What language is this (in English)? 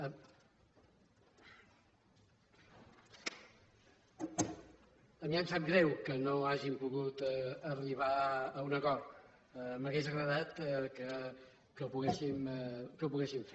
Catalan